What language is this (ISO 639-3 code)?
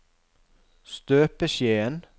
nor